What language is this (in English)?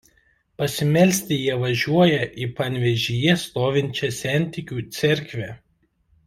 Lithuanian